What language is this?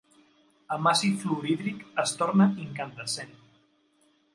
Catalan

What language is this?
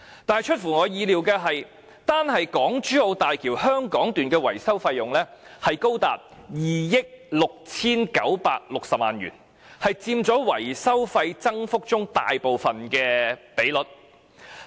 Cantonese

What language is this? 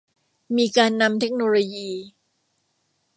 Thai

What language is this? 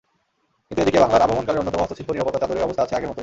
Bangla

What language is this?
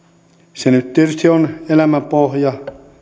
Finnish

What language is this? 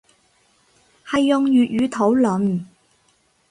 Cantonese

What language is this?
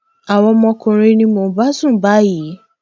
Yoruba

